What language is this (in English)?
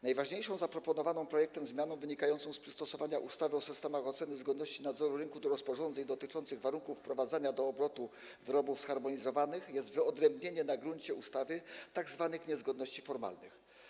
Polish